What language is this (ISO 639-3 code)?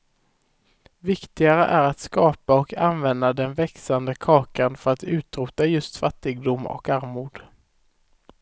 swe